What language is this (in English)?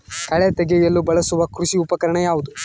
Kannada